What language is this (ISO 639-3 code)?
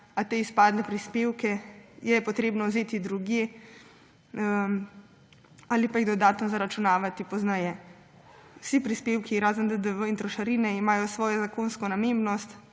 slv